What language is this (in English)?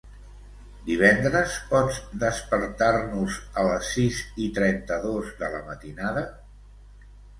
Catalan